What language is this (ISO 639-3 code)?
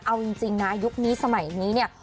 tha